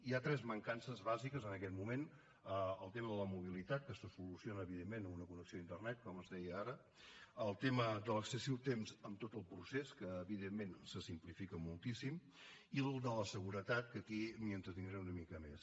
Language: Catalan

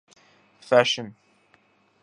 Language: Urdu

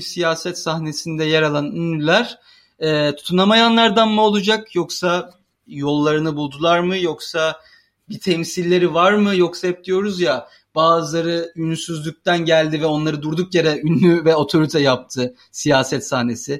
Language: Turkish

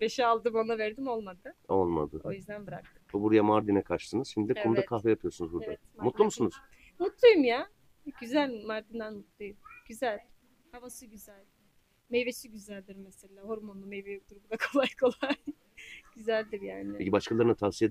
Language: Turkish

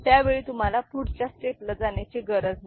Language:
Marathi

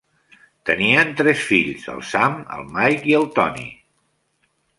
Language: Catalan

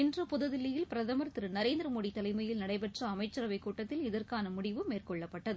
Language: Tamil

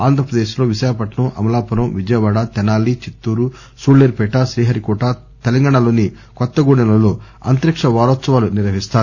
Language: Telugu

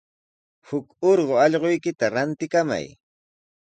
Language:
Sihuas Ancash Quechua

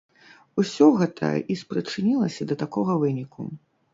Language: Belarusian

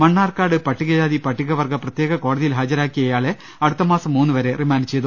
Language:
Malayalam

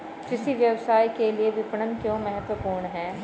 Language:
Hindi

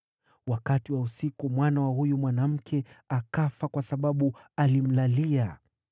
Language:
Swahili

